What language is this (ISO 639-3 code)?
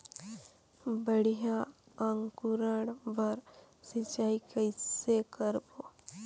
hne